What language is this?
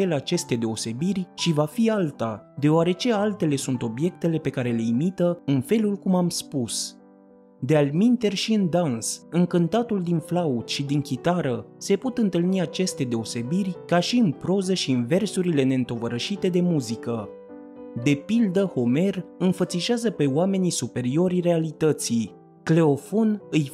Romanian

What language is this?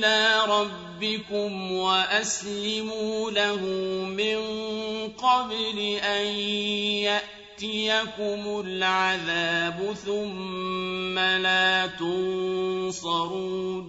Arabic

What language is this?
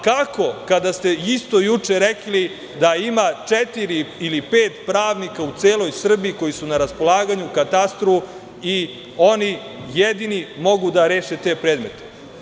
Serbian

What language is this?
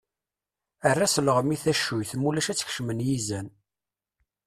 Kabyle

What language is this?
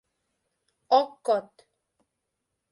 Mari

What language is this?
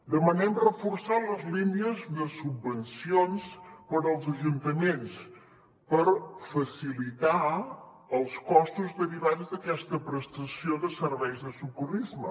Catalan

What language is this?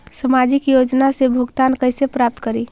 Magahi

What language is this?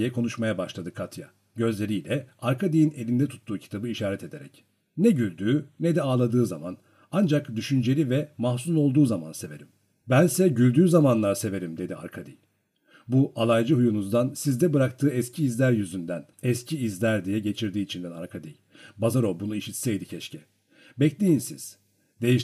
Turkish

